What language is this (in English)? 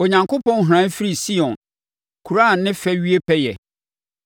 Akan